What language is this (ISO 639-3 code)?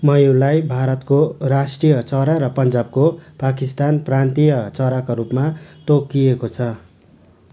nep